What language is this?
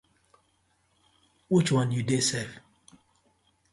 Nigerian Pidgin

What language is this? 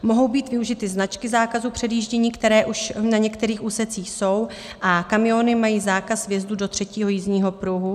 Czech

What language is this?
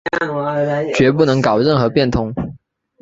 Chinese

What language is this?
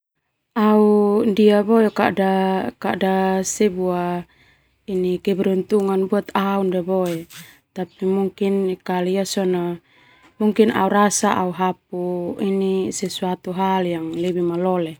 Termanu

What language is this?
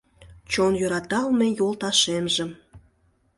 Mari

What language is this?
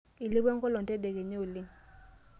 Masai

